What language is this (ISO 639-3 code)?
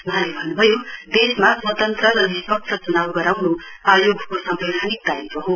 nep